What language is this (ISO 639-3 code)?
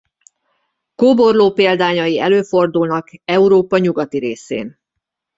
hun